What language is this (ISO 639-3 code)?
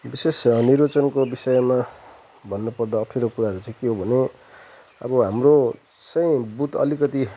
nep